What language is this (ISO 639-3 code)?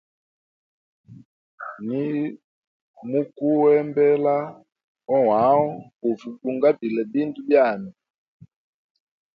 hem